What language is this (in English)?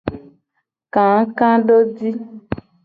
Gen